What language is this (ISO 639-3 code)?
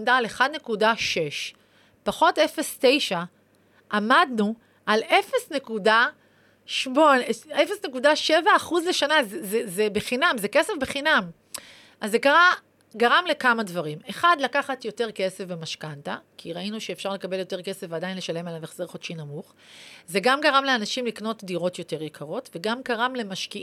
heb